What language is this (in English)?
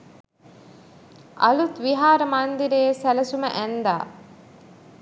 Sinhala